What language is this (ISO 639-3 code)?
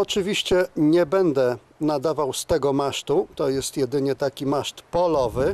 pol